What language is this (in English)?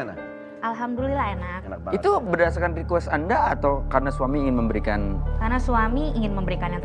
Indonesian